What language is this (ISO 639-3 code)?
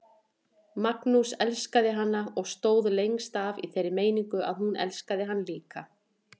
isl